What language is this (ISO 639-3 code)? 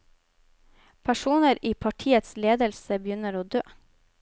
nor